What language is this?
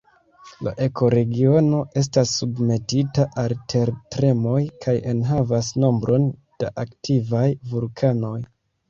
Esperanto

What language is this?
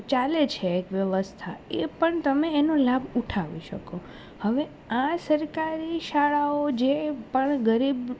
Gujarati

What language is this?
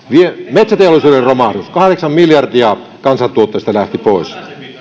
Finnish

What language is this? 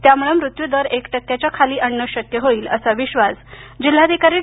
Marathi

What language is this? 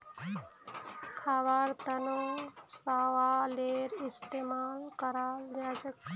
Magahi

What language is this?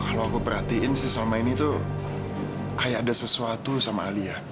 Indonesian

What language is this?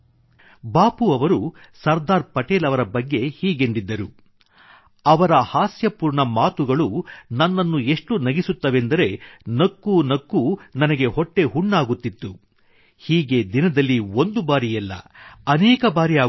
Kannada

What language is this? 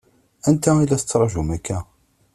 Kabyle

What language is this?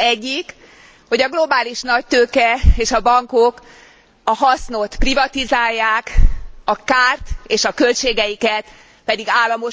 Hungarian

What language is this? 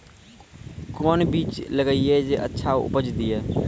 Maithili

